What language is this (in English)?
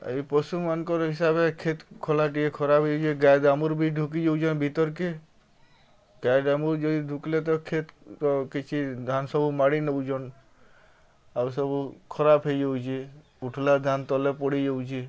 Odia